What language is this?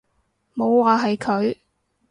Cantonese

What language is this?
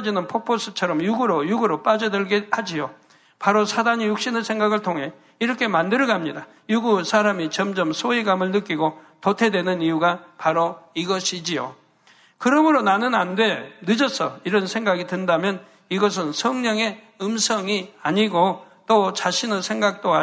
Korean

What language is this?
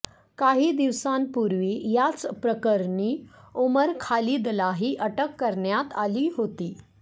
Marathi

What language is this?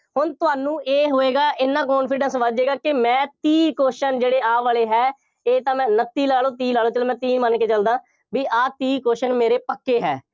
Punjabi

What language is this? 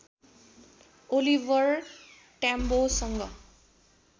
Nepali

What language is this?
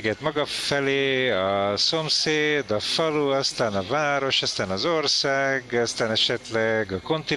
Hungarian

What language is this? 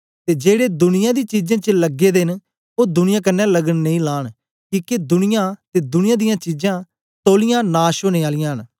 Dogri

